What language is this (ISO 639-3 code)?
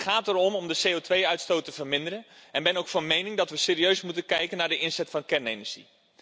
nld